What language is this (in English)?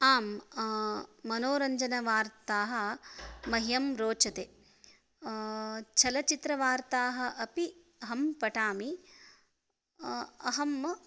Sanskrit